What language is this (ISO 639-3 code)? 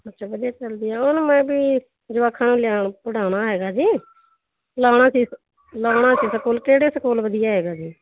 pan